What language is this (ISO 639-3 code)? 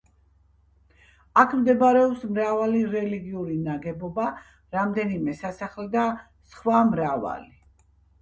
kat